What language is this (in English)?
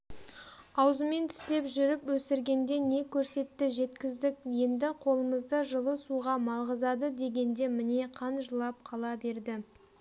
Kazakh